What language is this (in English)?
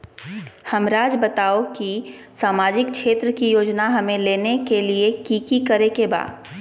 Magahi